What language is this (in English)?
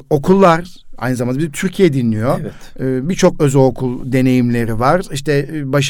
Turkish